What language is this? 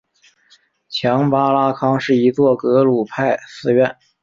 Chinese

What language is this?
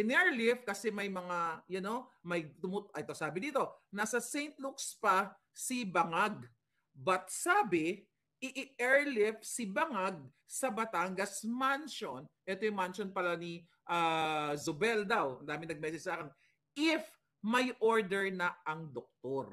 Filipino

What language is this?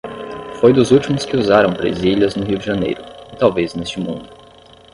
Portuguese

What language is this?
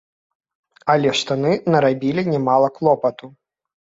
Belarusian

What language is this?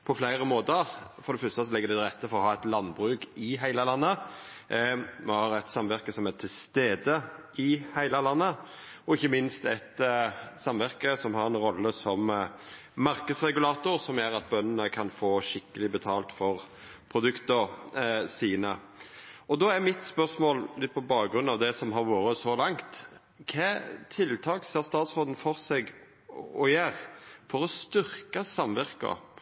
Norwegian Nynorsk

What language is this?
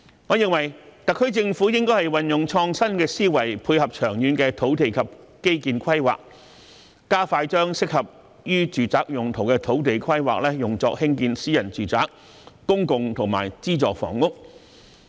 Cantonese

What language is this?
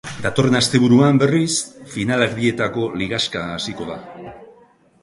Basque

